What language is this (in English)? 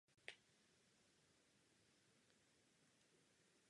Czech